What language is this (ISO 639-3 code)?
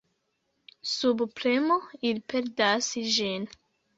epo